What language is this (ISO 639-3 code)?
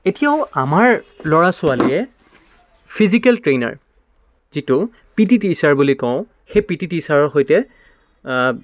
asm